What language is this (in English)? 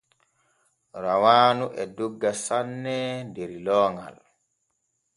Borgu Fulfulde